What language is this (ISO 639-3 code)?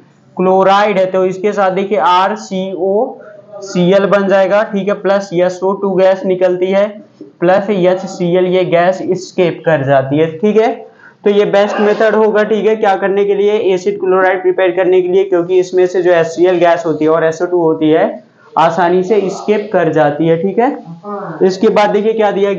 hin